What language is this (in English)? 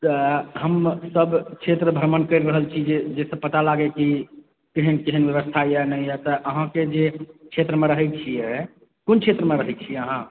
Maithili